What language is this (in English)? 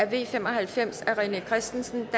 Danish